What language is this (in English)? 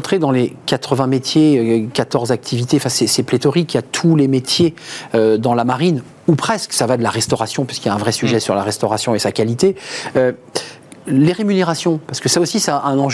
French